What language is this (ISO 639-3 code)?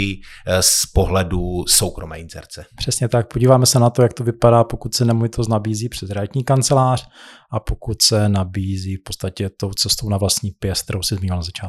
ces